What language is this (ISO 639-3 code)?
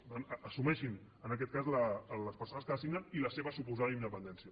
cat